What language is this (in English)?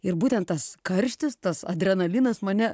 Lithuanian